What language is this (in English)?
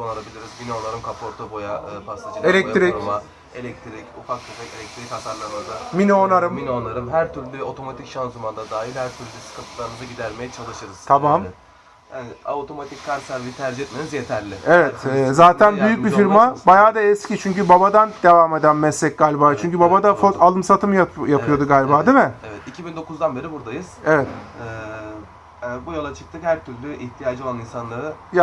Turkish